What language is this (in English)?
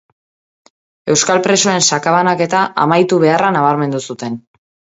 Basque